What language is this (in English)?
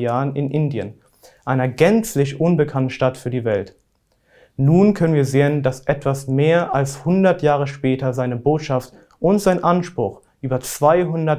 German